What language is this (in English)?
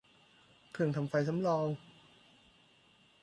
Thai